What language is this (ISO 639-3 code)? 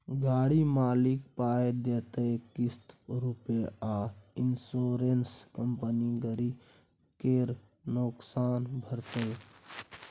mai